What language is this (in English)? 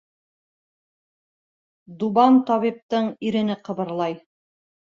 Bashkir